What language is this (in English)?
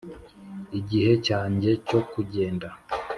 Kinyarwanda